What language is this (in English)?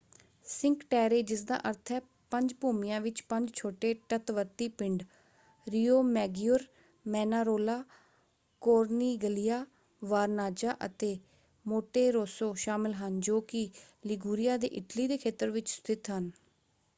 Punjabi